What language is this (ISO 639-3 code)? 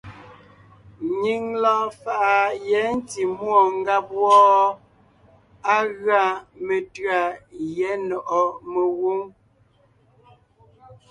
nnh